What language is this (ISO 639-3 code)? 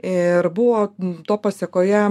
lit